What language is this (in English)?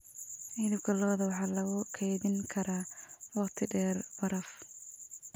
Somali